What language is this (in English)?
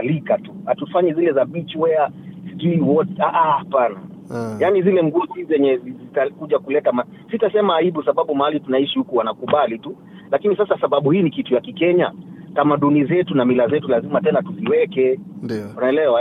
Swahili